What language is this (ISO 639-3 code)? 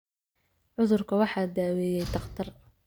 som